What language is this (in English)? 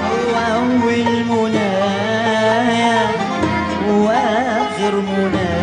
Arabic